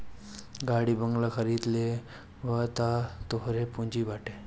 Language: Bhojpuri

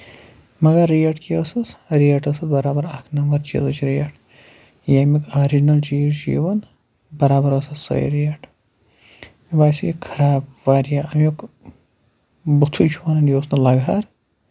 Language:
Kashmiri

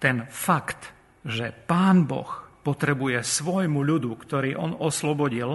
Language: Slovak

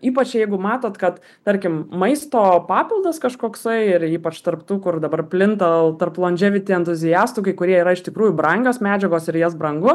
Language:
Lithuanian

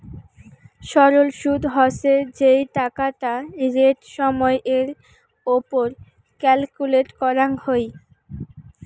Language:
Bangla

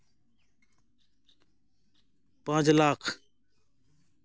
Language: Santali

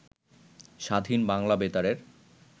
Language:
Bangla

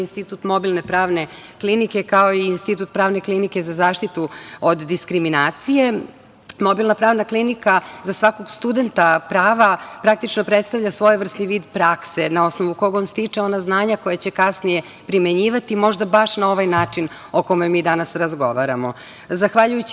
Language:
Serbian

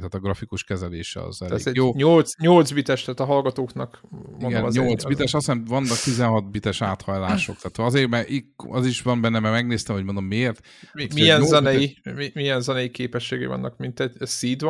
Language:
Hungarian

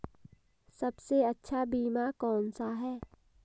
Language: Hindi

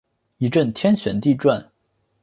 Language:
Chinese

